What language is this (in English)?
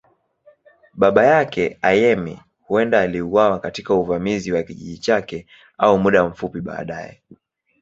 Swahili